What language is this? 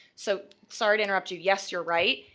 English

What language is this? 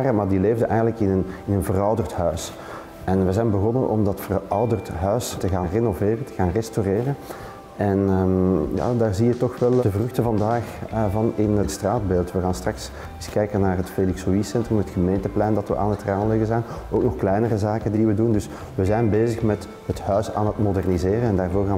Dutch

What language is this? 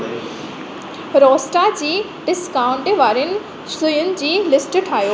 Sindhi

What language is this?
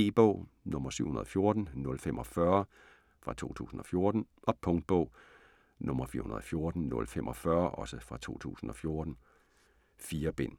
Danish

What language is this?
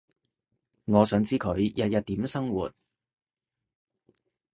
Cantonese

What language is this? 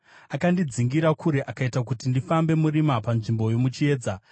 Shona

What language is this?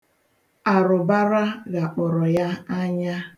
Igbo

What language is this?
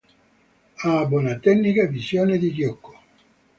Italian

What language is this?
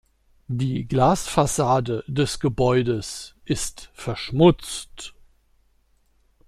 German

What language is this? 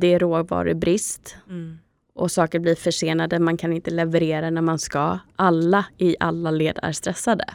Swedish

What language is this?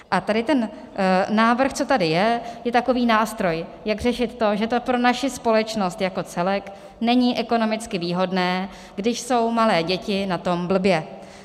Czech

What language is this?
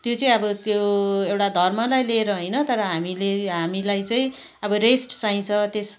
Nepali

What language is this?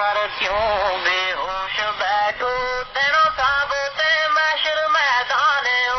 Urdu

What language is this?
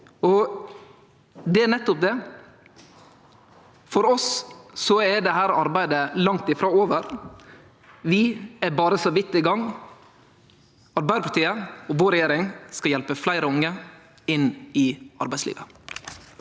Norwegian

